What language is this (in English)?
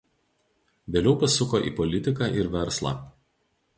Lithuanian